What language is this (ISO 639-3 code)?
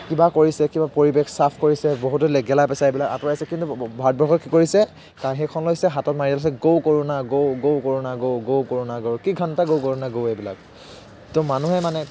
asm